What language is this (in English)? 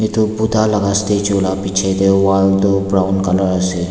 Naga Pidgin